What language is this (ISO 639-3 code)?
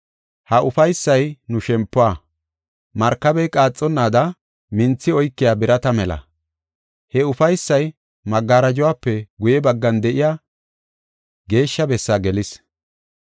gof